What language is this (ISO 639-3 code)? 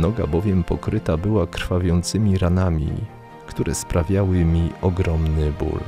pol